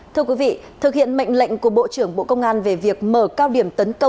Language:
Vietnamese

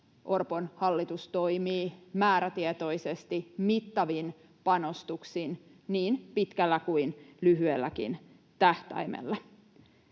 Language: Finnish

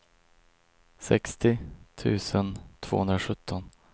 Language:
Swedish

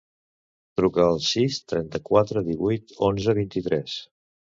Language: Catalan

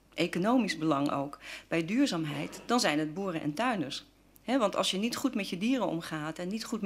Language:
Dutch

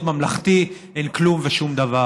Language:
Hebrew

